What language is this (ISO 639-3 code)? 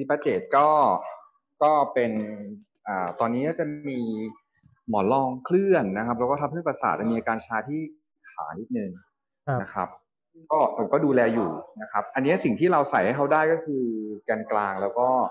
tha